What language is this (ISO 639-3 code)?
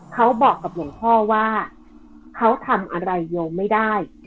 tha